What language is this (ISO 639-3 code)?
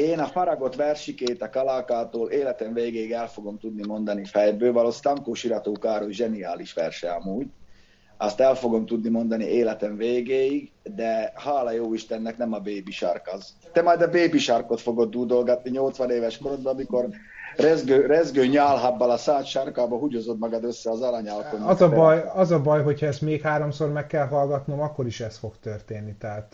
hun